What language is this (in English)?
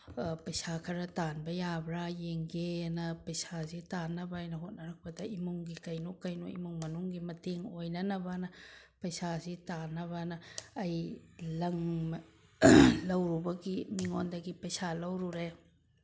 Manipuri